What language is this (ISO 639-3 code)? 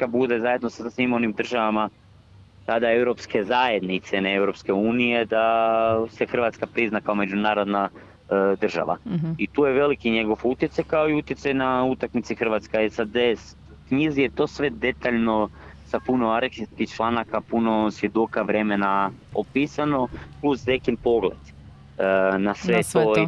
hrv